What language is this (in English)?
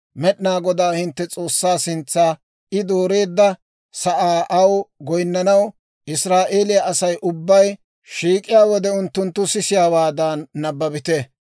Dawro